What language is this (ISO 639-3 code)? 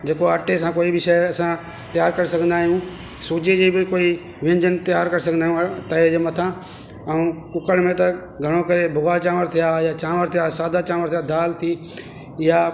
snd